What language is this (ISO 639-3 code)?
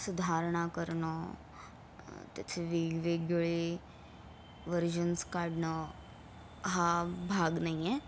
mar